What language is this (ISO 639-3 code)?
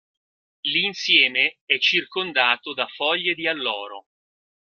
ita